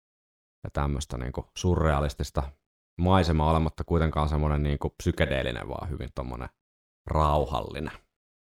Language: Finnish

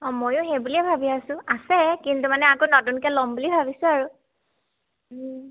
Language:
Assamese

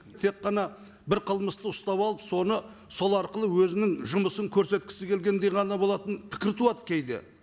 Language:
Kazakh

